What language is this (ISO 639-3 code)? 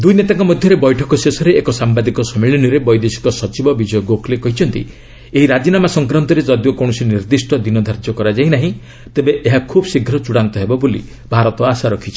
ori